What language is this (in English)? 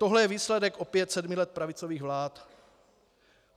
Czech